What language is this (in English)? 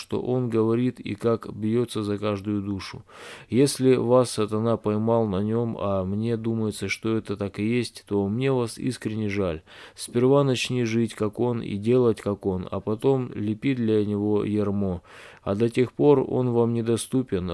Russian